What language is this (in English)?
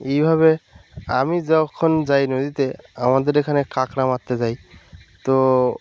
Bangla